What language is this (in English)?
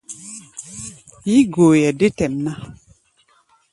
Gbaya